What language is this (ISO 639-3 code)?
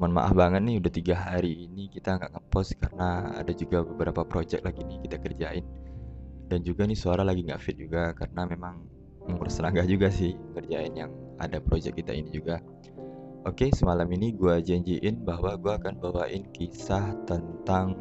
ind